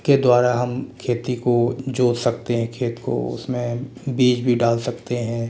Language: Hindi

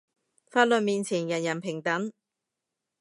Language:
Cantonese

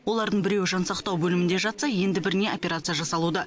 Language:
Kazakh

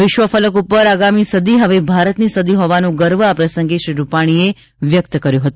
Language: Gujarati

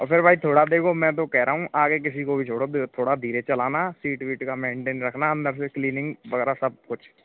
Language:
Hindi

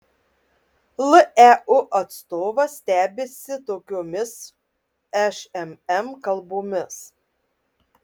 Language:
Lithuanian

